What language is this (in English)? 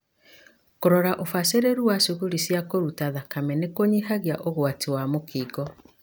Kikuyu